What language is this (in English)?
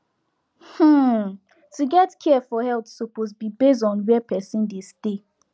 Nigerian Pidgin